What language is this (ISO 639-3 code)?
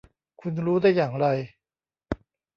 tha